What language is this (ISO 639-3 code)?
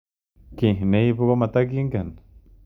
kln